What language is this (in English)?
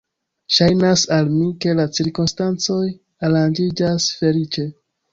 Esperanto